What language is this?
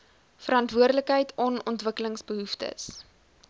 Afrikaans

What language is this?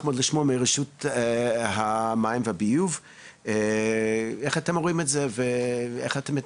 Hebrew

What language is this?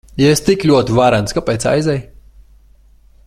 Latvian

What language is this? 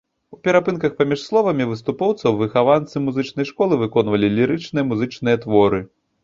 Belarusian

